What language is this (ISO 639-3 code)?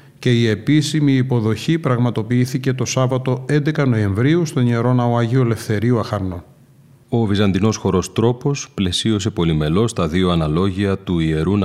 ell